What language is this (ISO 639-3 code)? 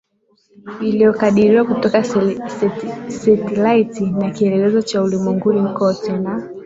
swa